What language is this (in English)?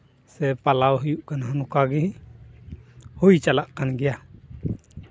Santali